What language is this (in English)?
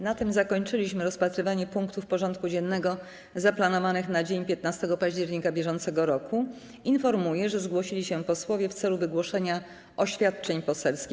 Polish